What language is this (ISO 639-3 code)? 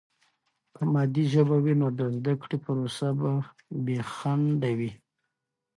pus